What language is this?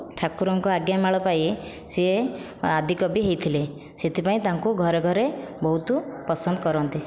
Odia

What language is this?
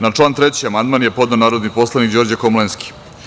Serbian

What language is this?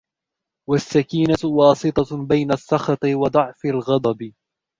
Arabic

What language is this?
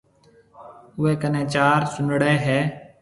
Marwari (Pakistan)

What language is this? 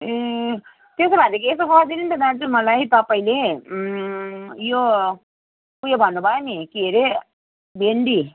Nepali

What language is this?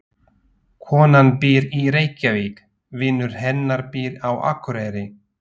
Icelandic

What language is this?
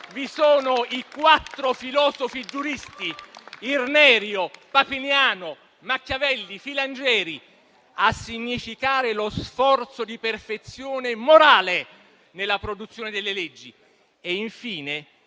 Italian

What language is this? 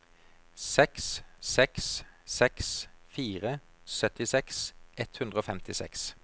Norwegian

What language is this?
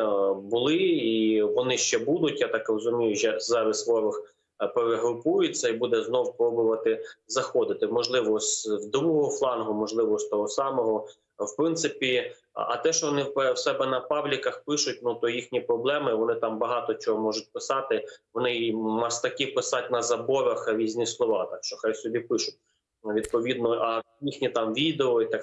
Ukrainian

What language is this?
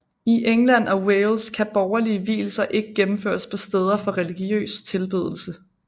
Danish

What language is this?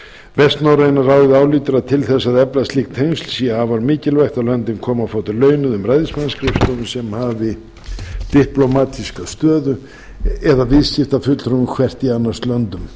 Icelandic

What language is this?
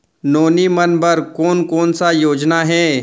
Chhattisgarhi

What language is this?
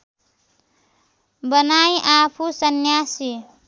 Nepali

